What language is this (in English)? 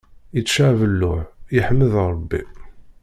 Kabyle